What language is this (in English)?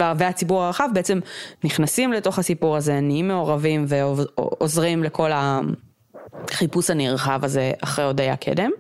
Hebrew